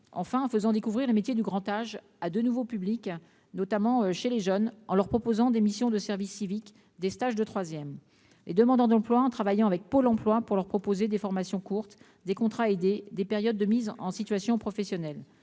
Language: French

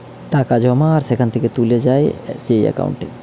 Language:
Bangla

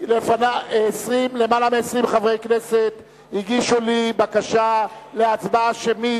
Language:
Hebrew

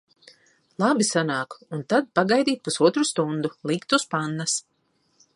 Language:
Latvian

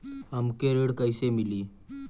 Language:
Bhojpuri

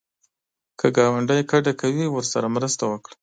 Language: Pashto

